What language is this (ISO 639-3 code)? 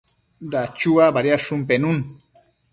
mcf